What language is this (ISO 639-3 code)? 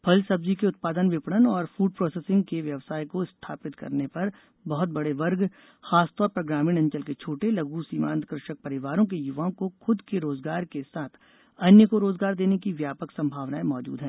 hin